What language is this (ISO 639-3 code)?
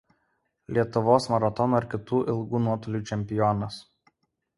lit